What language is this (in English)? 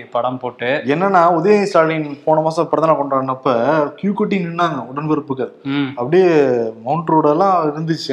Tamil